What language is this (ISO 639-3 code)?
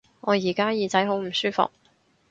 yue